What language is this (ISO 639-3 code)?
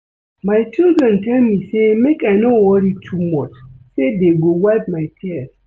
pcm